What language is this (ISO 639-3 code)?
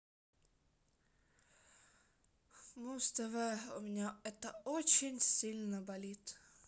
rus